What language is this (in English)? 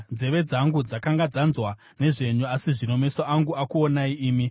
Shona